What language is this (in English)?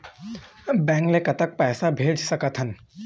Chhattisgarhi